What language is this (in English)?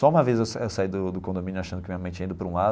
Portuguese